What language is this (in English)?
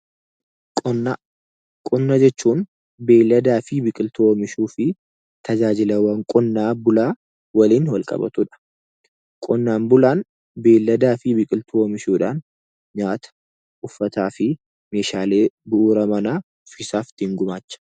Oromo